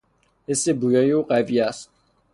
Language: Persian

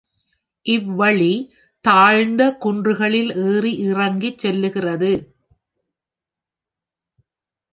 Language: Tamil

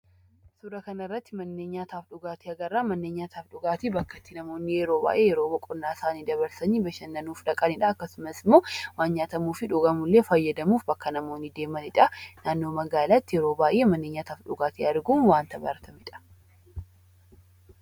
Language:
Oromo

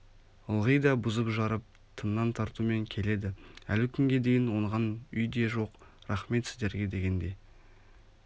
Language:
Kazakh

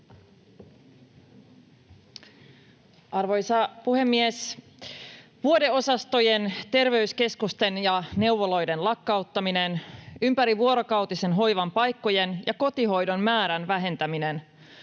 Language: Finnish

